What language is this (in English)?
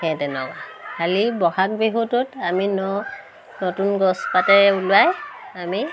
Assamese